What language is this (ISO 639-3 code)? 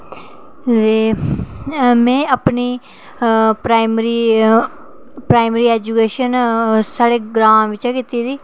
doi